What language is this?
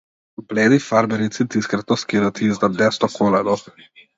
Macedonian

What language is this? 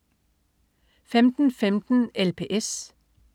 Danish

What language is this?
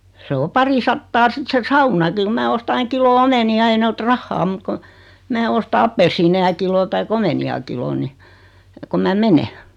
Finnish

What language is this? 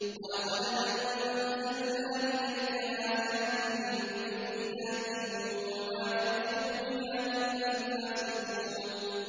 Arabic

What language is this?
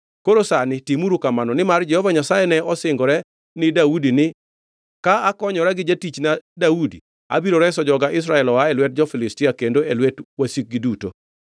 Luo (Kenya and Tanzania)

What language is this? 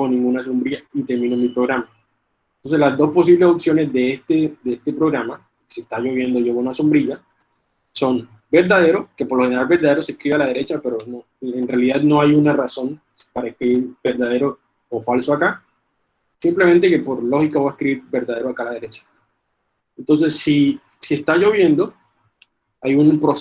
Spanish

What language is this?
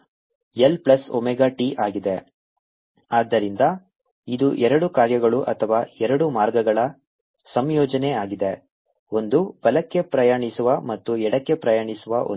Kannada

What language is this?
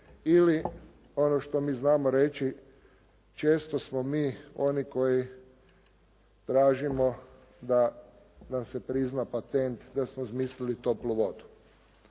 Croatian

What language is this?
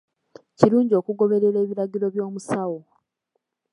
Ganda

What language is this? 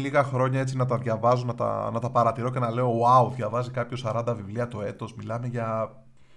Greek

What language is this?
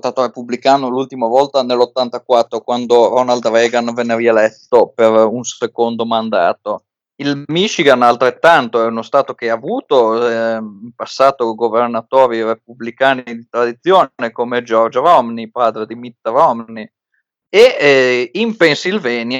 Italian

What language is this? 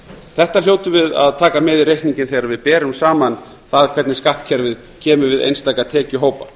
Icelandic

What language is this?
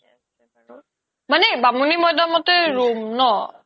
Assamese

